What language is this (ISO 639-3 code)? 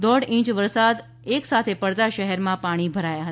guj